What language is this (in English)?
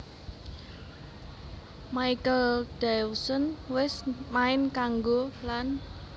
Javanese